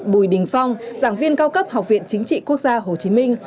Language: Vietnamese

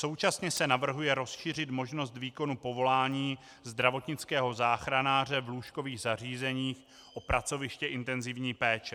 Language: Czech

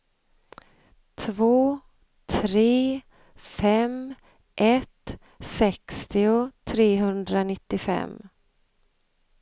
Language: Swedish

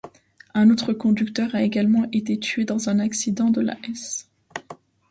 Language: French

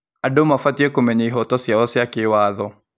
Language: Kikuyu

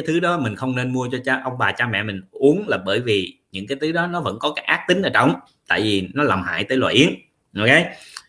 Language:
Vietnamese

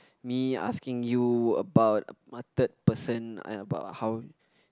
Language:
English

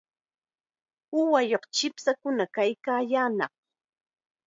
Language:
Chiquián Ancash Quechua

